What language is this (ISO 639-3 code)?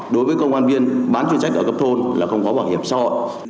vie